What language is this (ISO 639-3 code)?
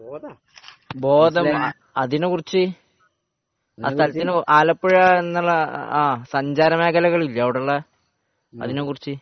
mal